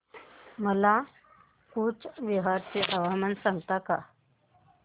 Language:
Marathi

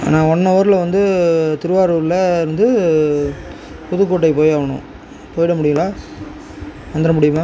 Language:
Tamil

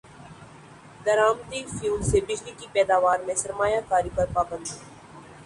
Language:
Urdu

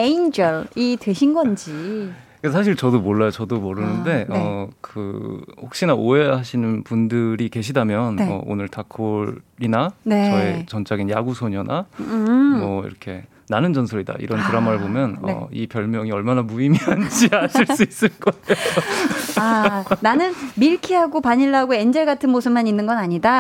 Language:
Korean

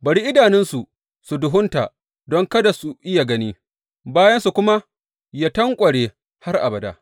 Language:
Hausa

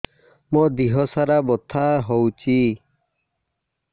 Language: Odia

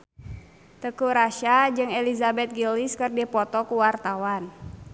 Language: Sundanese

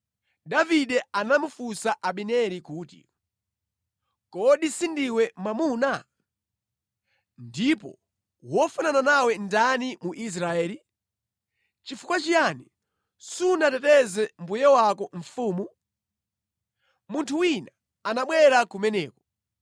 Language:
Nyanja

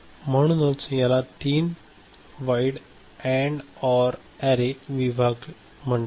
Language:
Marathi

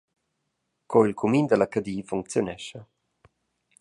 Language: Romansh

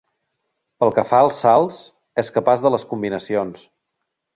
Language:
Catalan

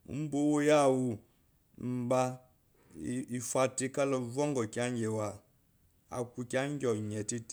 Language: Eloyi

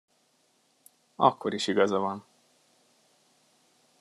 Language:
Hungarian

